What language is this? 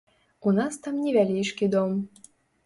Belarusian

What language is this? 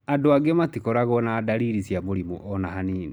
Kikuyu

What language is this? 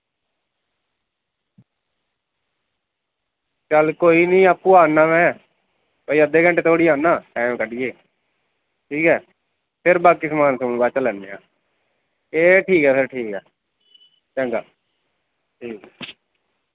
Dogri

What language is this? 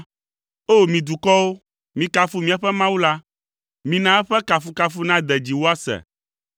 Ewe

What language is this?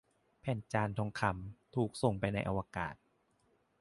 Thai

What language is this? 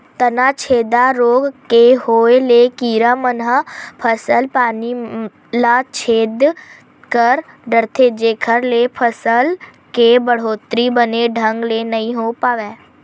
Chhattisgarhi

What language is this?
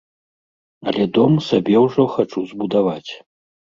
Belarusian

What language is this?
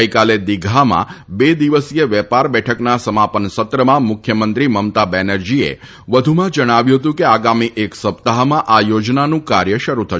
Gujarati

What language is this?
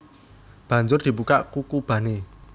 Javanese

